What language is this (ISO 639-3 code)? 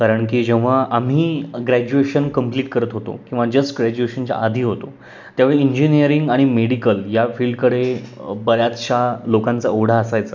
mar